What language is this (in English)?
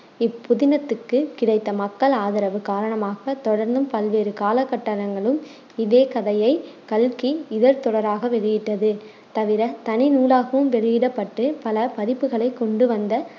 Tamil